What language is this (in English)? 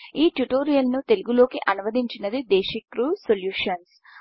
Telugu